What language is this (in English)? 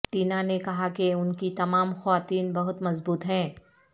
Urdu